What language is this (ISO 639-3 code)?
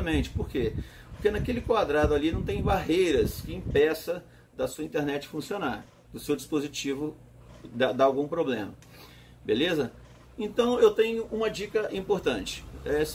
por